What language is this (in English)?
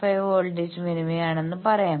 Malayalam